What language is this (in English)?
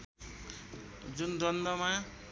Nepali